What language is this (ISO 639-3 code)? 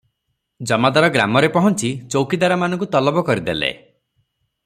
ori